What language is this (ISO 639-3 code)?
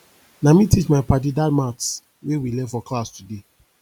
pcm